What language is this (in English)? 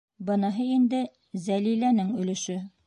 Bashkir